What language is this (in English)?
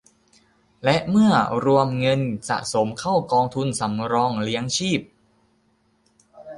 Thai